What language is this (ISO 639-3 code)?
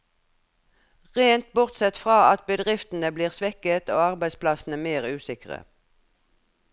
nor